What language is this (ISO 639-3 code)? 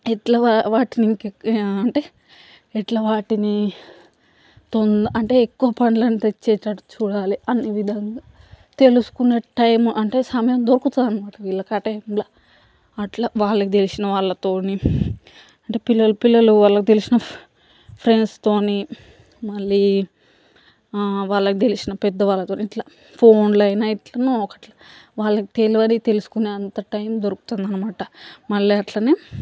tel